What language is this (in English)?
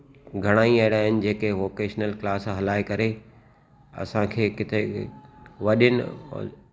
Sindhi